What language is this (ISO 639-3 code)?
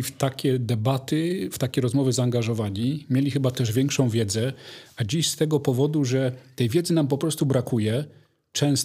pol